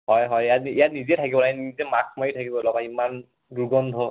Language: Assamese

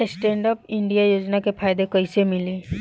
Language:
Bhojpuri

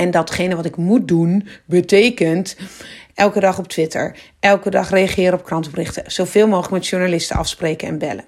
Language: Dutch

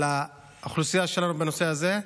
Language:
Hebrew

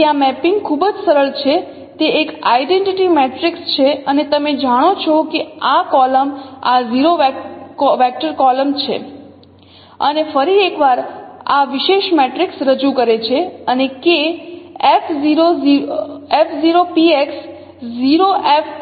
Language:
Gujarati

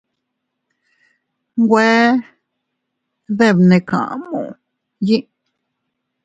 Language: Teutila Cuicatec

